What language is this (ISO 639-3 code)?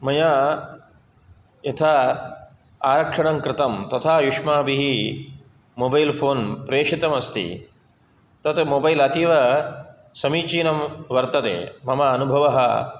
san